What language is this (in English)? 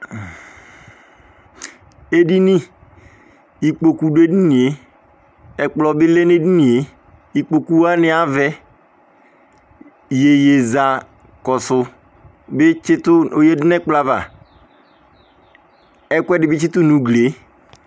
Ikposo